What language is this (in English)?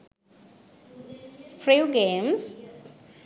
Sinhala